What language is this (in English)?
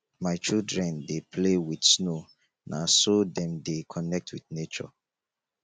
Nigerian Pidgin